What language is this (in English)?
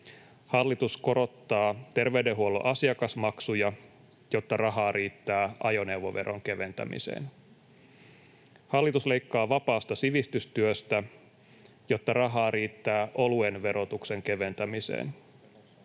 Finnish